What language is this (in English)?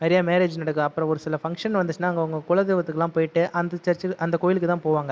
Tamil